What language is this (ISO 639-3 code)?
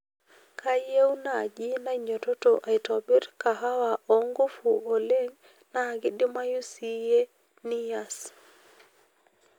mas